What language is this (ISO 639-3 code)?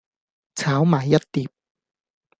yue